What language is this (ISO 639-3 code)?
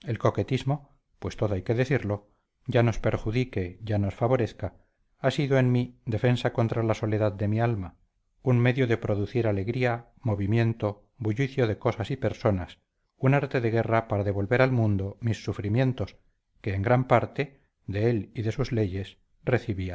spa